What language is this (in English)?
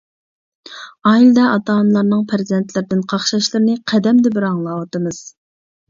Uyghur